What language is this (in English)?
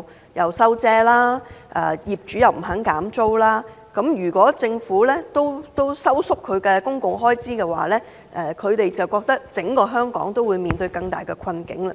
Cantonese